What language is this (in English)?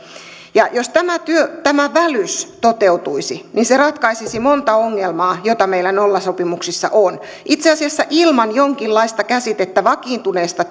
Finnish